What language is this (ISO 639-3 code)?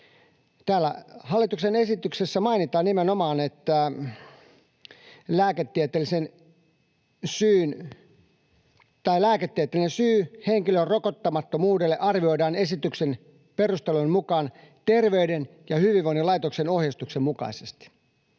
fin